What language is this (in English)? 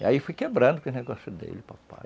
Portuguese